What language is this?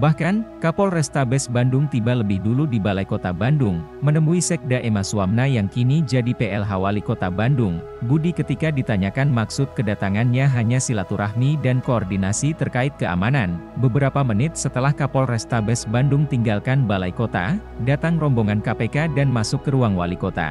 Indonesian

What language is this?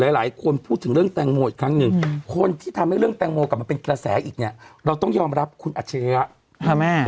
Thai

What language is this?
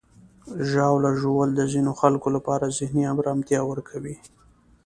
Pashto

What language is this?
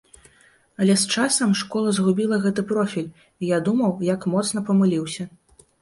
Belarusian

